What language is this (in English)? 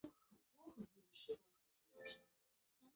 Chinese